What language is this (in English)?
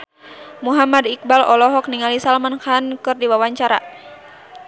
Sundanese